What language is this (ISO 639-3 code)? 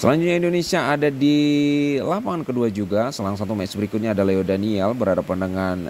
ind